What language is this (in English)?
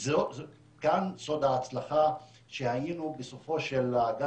Hebrew